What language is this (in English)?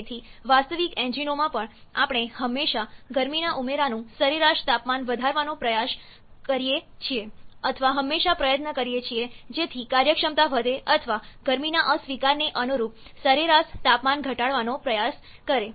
Gujarati